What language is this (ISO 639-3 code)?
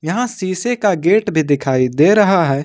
hin